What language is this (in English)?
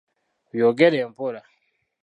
Ganda